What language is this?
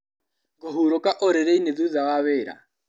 Kikuyu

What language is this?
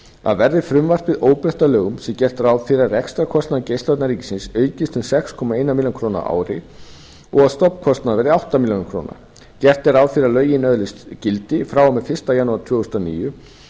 Icelandic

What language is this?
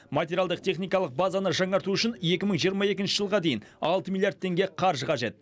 Kazakh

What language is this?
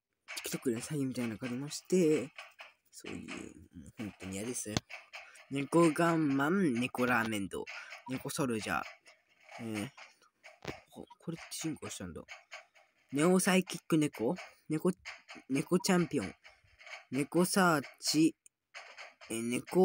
Japanese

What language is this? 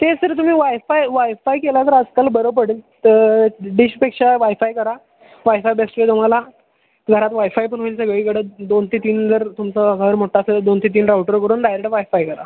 Marathi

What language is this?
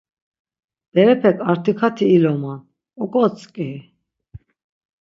Laz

